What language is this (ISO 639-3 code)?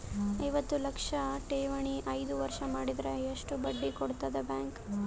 kan